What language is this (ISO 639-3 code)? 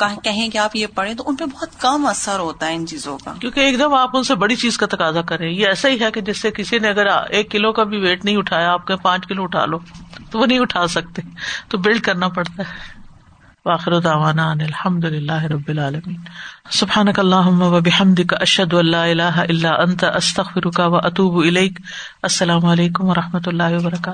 urd